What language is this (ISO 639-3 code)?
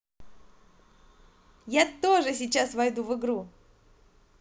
rus